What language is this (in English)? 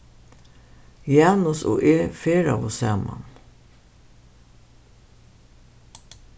Faroese